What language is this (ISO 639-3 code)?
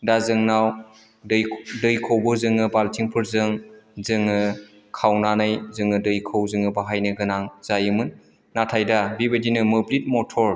brx